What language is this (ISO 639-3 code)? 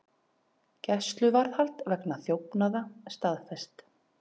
isl